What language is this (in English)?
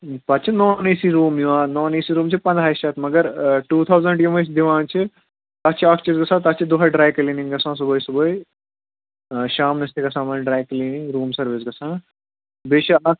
Kashmiri